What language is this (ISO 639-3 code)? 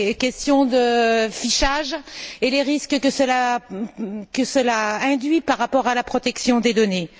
fra